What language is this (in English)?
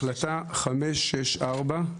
Hebrew